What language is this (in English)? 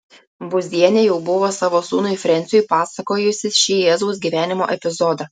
Lithuanian